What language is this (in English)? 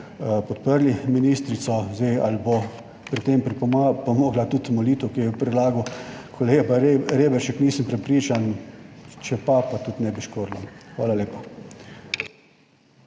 Slovenian